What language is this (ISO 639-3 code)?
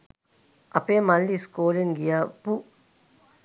sin